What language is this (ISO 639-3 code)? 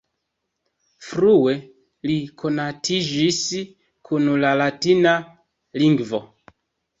epo